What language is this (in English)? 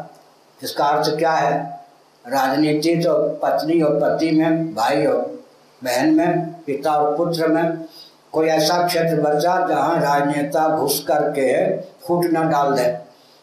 Hindi